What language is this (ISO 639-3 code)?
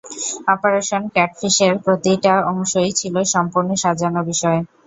ben